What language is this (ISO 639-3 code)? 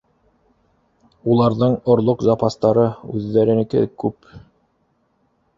bak